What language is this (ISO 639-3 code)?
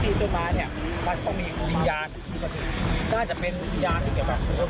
tha